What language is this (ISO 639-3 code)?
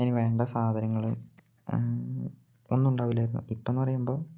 mal